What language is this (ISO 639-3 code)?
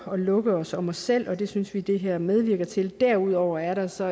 dan